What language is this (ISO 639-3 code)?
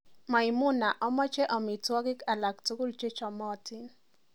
kln